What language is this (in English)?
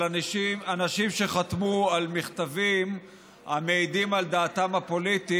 Hebrew